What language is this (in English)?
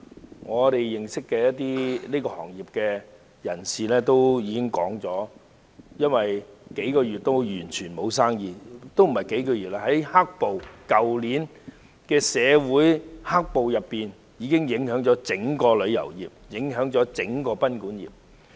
Cantonese